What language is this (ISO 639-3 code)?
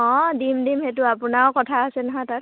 asm